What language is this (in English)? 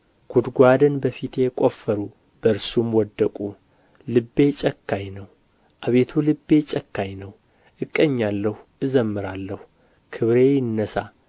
Amharic